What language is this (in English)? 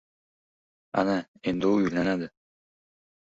Uzbek